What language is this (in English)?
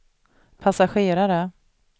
Swedish